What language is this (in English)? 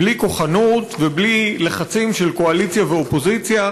Hebrew